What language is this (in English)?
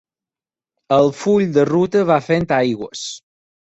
Catalan